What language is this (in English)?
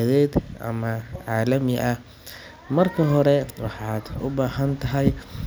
Somali